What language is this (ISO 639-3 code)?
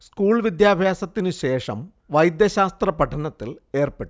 mal